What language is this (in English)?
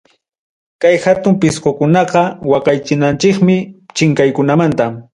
Ayacucho Quechua